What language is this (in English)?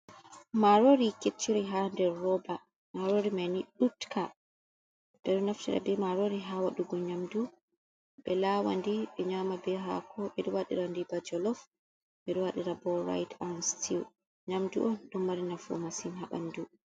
Fula